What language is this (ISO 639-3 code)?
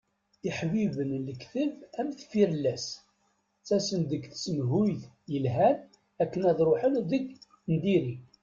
kab